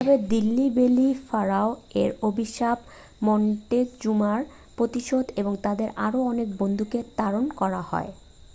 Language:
Bangla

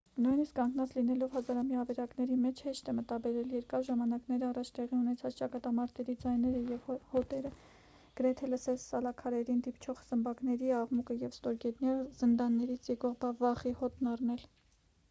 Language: Armenian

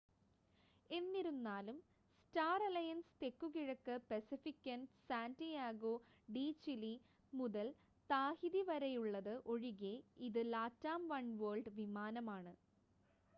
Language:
Malayalam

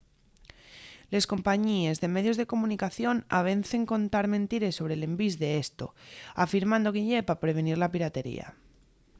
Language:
Asturian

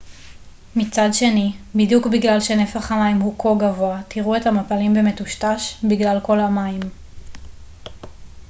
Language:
Hebrew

